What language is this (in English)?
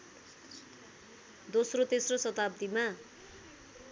Nepali